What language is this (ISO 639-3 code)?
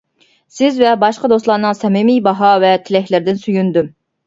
uig